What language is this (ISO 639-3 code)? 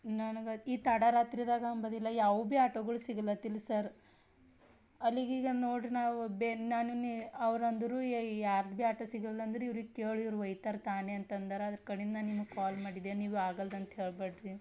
kan